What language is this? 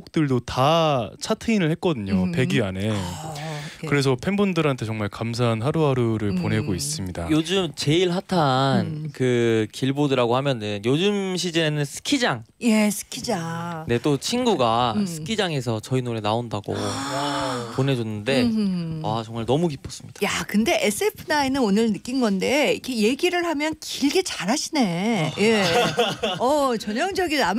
Korean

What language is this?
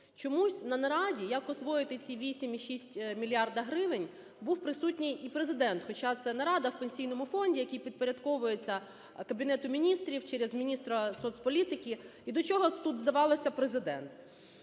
Ukrainian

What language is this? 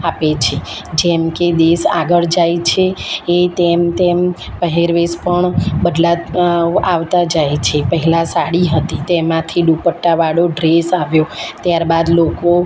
Gujarati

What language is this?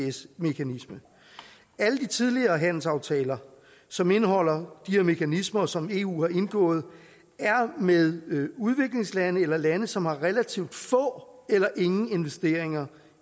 Danish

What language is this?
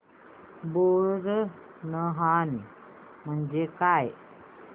Marathi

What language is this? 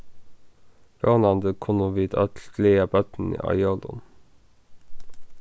Faroese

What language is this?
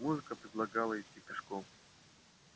Russian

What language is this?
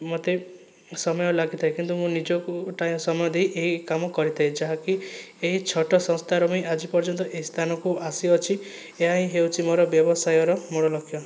Odia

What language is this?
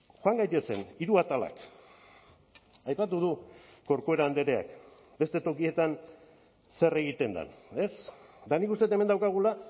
Basque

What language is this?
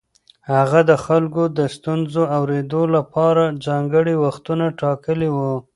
Pashto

